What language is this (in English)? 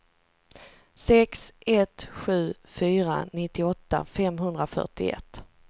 Swedish